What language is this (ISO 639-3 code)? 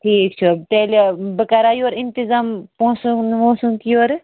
kas